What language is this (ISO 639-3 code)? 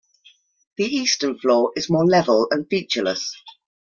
eng